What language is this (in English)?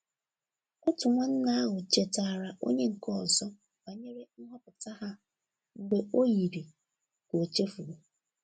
Igbo